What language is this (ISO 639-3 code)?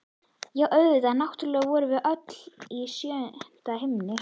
isl